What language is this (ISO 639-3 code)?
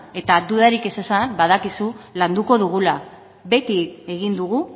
eus